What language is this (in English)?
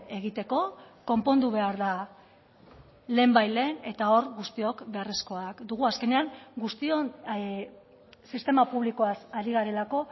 Basque